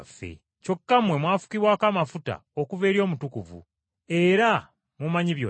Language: Ganda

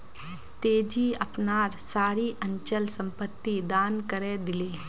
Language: Magahi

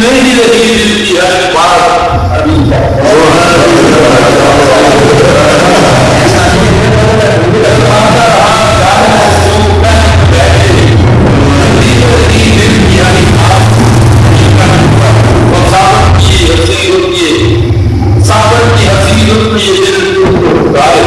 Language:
Urdu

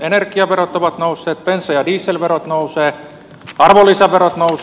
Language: Finnish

